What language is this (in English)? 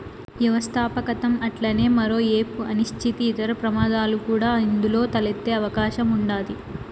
Telugu